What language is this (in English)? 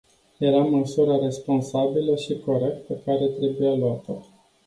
Romanian